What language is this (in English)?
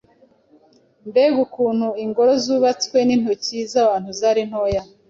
Kinyarwanda